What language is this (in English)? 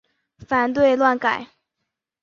Chinese